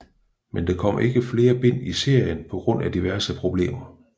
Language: Danish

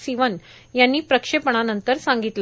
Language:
Marathi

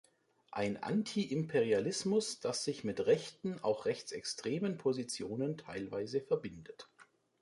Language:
German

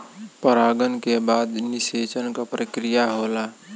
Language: Bhojpuri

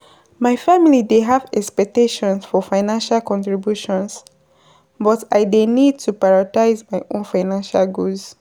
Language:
Nigerian Pidgin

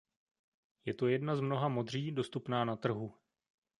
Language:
Czech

